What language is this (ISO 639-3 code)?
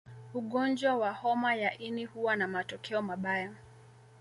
swa